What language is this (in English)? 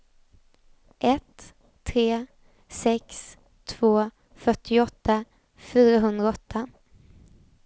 Swedish